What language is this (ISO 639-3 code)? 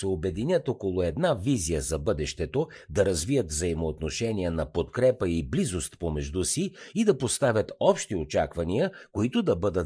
bul